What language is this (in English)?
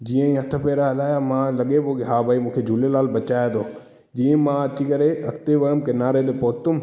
Sindhi